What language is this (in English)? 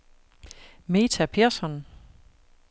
Danish